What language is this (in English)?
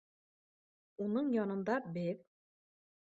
Bashkir